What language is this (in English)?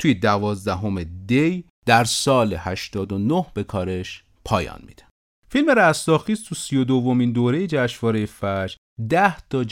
Persian